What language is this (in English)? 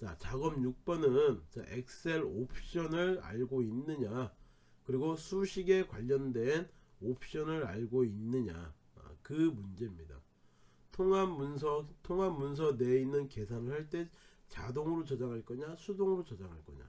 Korean